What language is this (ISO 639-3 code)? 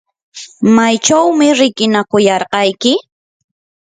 qur